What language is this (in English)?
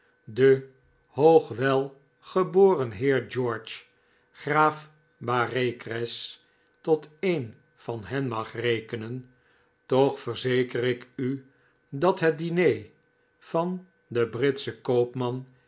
Dutch